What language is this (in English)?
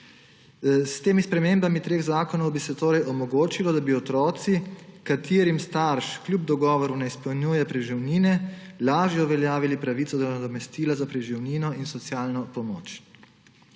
Slovenian